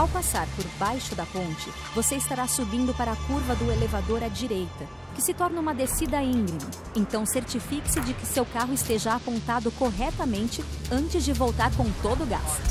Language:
Portuguese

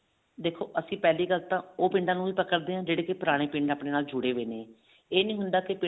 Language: Punjabi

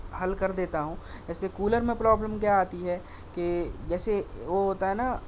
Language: Urdu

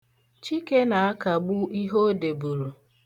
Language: Igbo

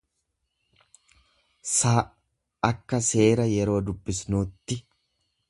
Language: Oromo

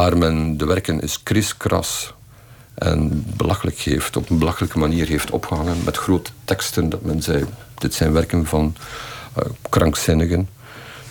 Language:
Dutch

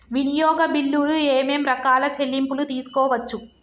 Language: Telugu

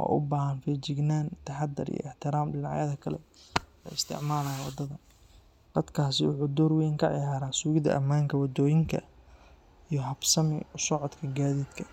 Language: Somali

